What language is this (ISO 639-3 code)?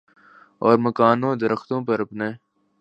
urd